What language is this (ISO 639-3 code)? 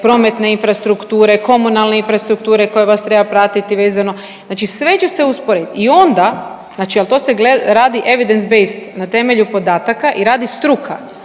hrv